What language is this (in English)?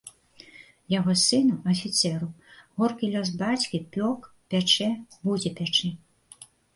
Belarusian